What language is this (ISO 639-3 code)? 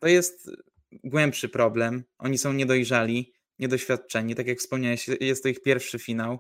pol